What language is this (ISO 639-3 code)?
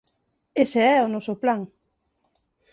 glg